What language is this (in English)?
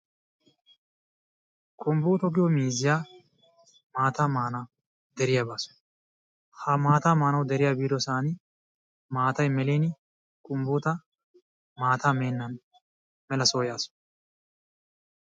Wolaytta